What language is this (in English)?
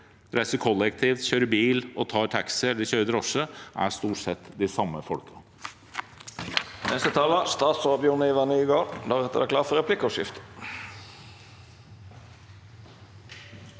Norwegian